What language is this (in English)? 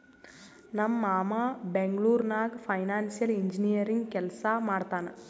Kannada